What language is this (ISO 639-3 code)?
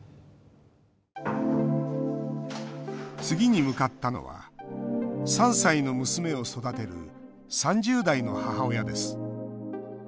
jpn